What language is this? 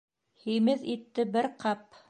Bashkir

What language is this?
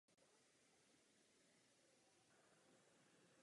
Czech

